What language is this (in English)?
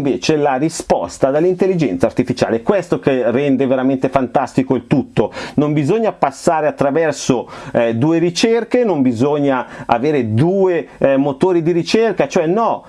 Italian